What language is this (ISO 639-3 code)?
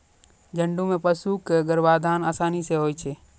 mai